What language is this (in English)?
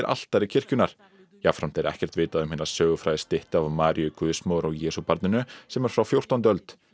Icelandic